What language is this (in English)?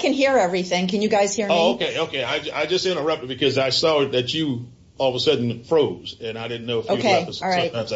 English